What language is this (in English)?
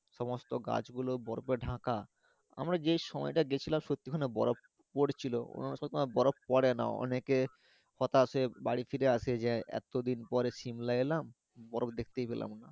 Bangla